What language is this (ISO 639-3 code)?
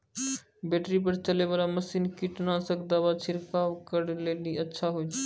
mai